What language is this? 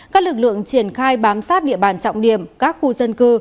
Vietnamese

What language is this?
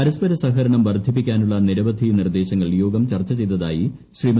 Malayalam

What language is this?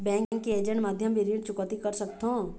Chhattisgarhi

